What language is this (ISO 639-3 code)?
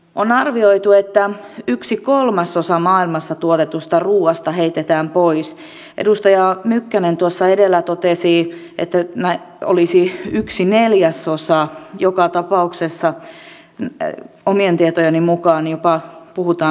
fin